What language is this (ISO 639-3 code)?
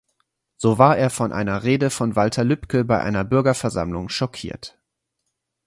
deu